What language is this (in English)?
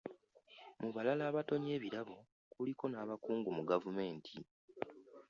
Ganda